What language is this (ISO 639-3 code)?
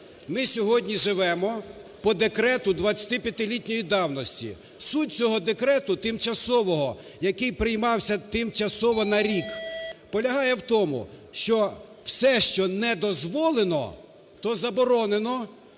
ukr